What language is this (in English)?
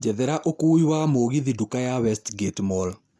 Kikuyu